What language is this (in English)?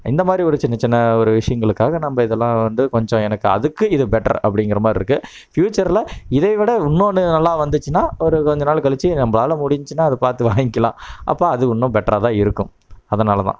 Tamil